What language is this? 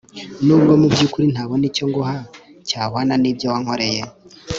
Kinyarwanda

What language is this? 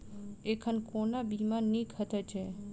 Maithili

